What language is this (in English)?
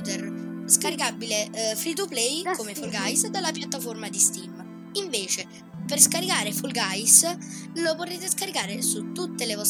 Italian